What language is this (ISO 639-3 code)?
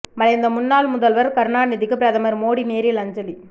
tam